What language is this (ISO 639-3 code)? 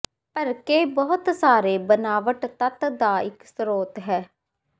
pan